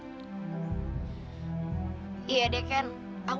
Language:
Indonesian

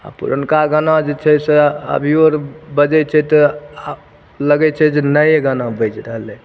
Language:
Maithili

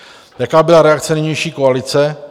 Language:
Czech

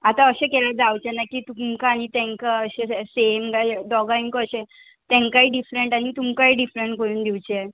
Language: Konkani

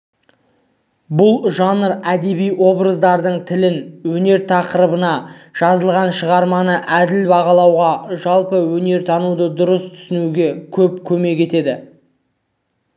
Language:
Kazakh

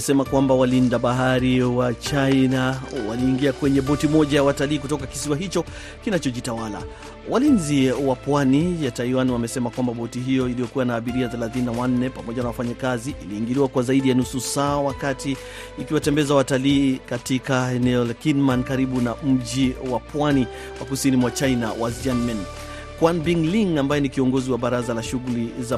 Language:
Swahili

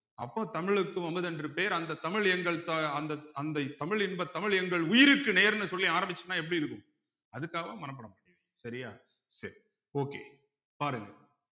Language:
Tamil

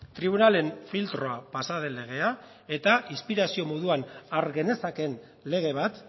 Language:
Basque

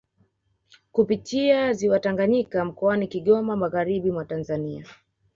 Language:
Swahili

